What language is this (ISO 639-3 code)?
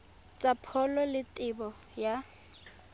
tsn